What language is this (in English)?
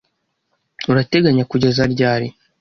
Kinyarwanda